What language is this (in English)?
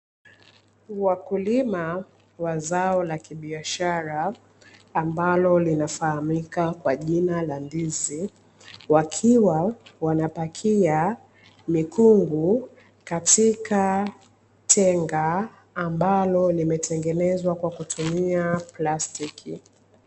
Swahili